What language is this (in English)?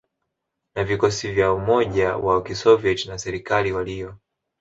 Swahili